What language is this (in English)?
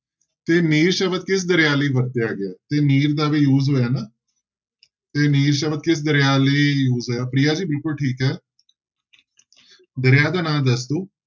Punjabi